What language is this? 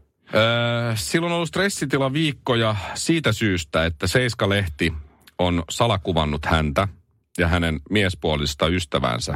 Finnish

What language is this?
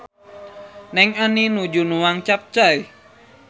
Sundanese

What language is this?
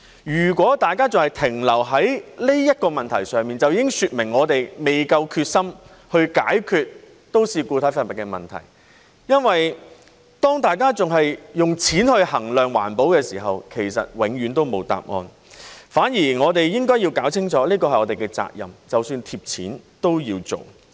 Cantonese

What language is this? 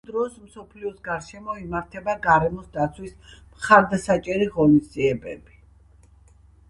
Georgian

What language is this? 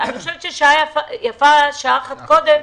Hebrew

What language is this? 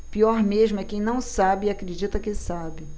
Portuguese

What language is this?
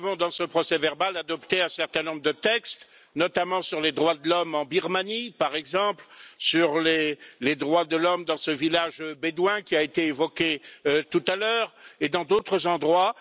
French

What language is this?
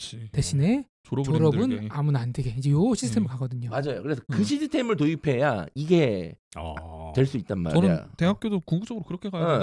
Korean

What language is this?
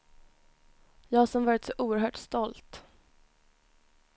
Swedish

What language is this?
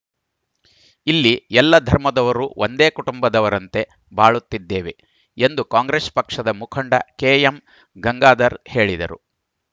Kannada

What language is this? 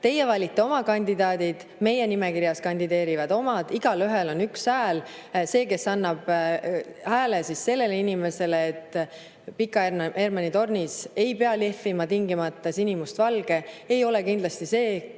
Estonian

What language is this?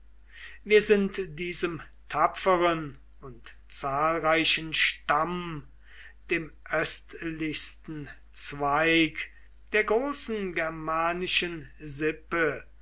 German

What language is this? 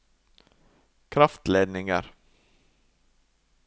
Norwegian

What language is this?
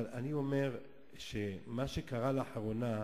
Hebrew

